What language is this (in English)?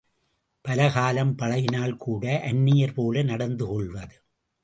Tamil